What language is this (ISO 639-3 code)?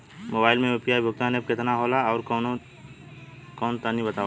bho